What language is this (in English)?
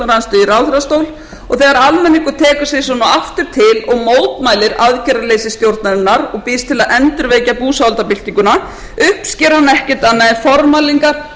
Icelandic